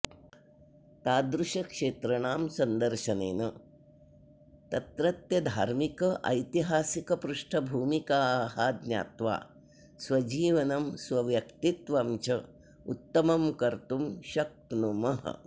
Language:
Sanskrit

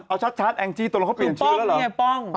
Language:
Thai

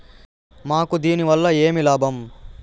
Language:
Telugu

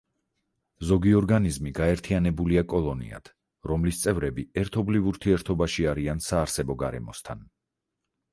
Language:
Georgian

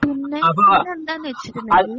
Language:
Malayalam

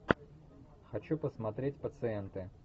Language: Russian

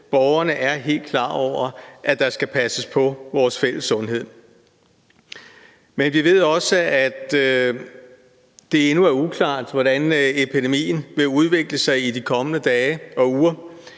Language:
Danish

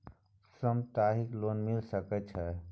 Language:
Maithili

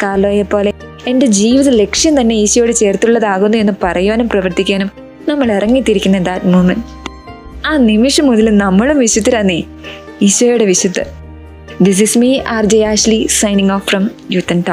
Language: Malayalam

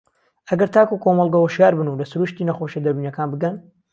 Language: Central Kurdish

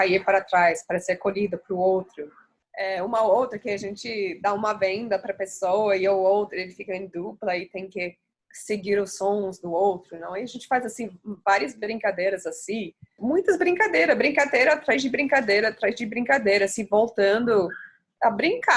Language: Portuguese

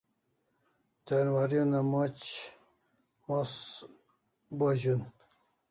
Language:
Kalasha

